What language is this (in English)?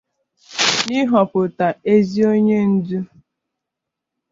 Igbo